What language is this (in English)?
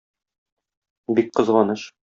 Tatar